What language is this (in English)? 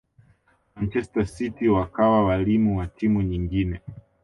Swahili